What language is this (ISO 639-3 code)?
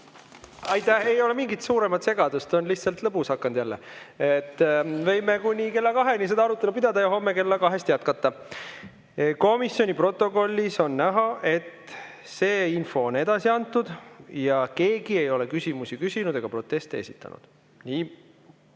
est